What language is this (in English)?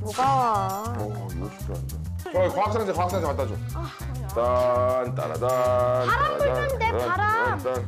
Korean